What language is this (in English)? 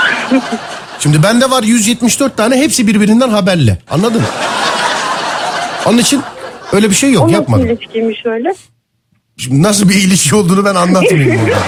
Turkish